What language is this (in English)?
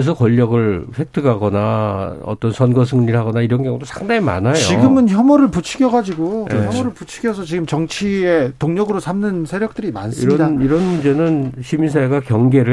Korean